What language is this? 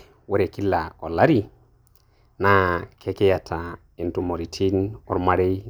Masai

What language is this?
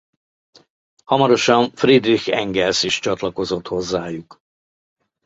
Hungarian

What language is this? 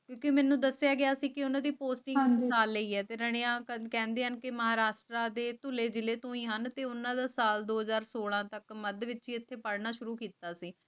Punjabi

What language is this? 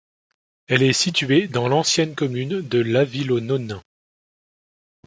French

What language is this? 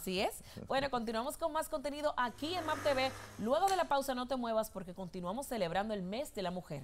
Spanish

